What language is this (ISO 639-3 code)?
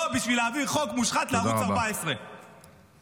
heb